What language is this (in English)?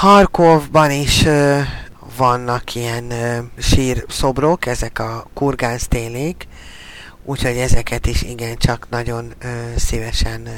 Hungarian